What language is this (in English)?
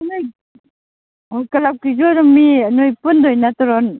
Manipuri